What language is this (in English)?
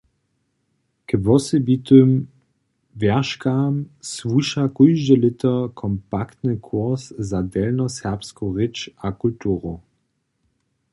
Upper Sorbian